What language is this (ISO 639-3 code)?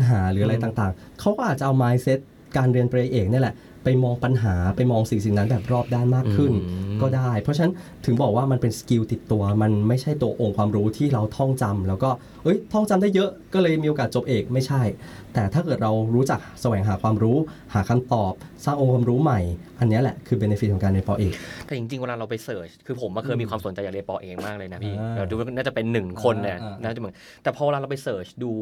tha